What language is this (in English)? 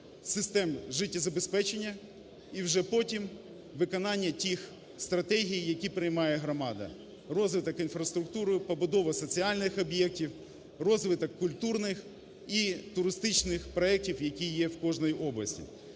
Ukrainian